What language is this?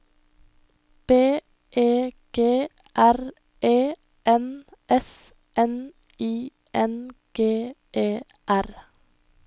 Norwegian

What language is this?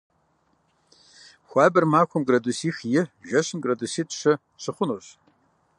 Kabardian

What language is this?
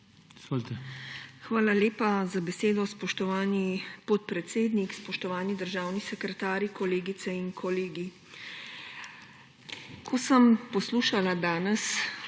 Slovenian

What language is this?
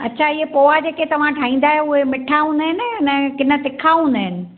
Sindhi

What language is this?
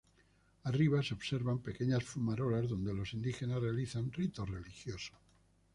Spanish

